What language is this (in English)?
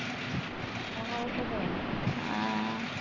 Punjabi